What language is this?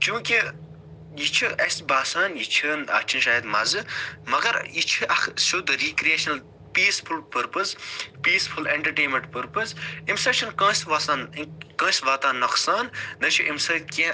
Kashmiri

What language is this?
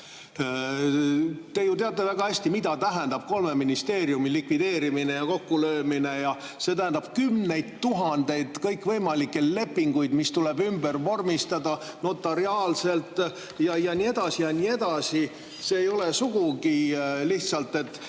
Estonian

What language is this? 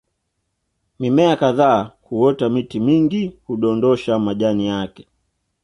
Swahili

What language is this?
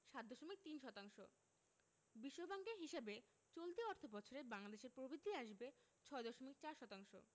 Bangla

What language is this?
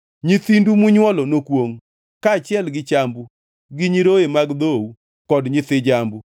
Luo (Kenya and Tanzania)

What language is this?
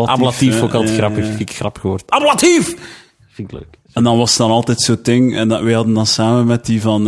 Dutch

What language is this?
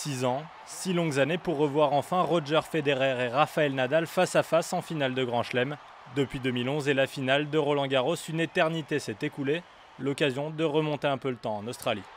French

